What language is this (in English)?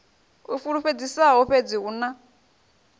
Venda